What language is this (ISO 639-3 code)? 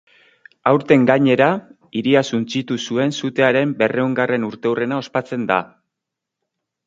eus